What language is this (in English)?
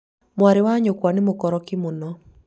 Kikuyu